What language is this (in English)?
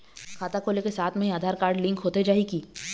Chhattisgarhi